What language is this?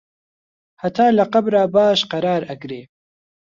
Central Kurdish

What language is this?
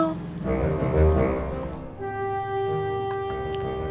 Indonesian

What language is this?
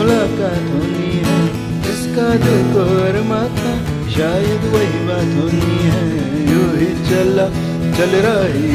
Hindi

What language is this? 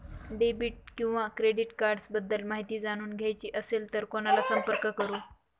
Marathi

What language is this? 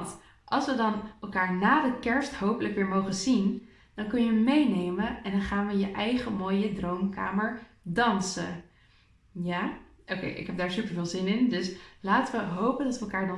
Dutch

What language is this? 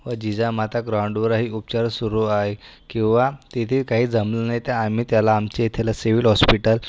Marathi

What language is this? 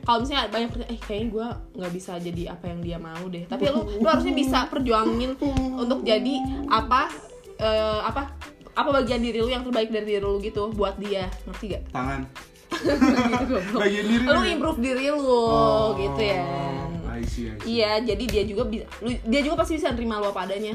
Indonesian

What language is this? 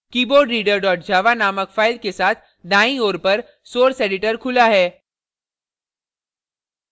Hindi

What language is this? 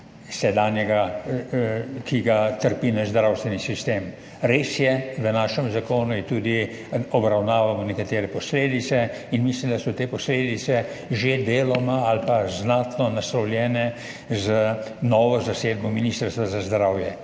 Slovenian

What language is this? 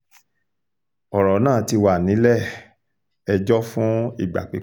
Yoruba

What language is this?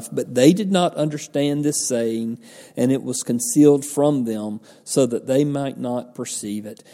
English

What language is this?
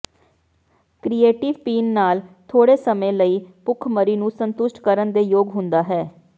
Punjabi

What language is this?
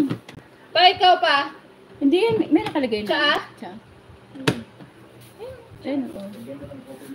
Filipino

